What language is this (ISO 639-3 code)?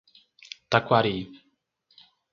por